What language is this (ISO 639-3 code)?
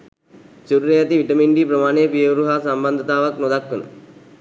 sin